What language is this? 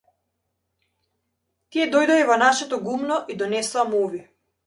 Macedonian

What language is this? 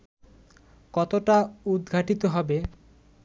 Bangla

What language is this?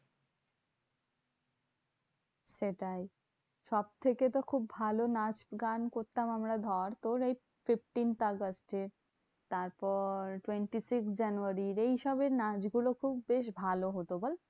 Bangla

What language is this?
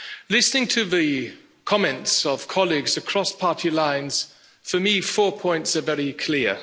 English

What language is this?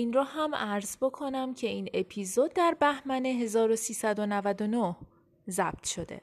Persian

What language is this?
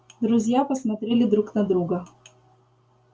Russian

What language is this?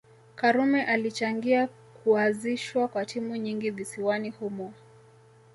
Swahili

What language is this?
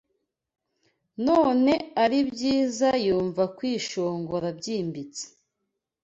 Kinyarwanda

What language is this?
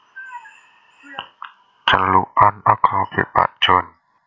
Javanese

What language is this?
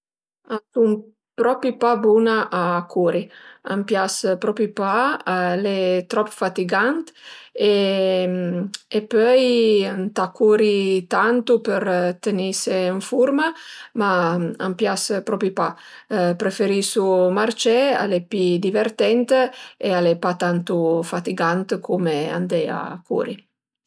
Piedmontese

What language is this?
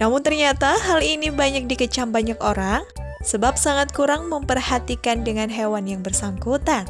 Indonesian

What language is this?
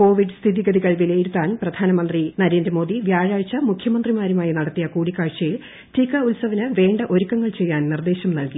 Malayalam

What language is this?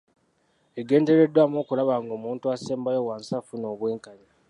Ganda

